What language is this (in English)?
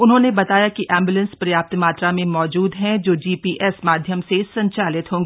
Hindi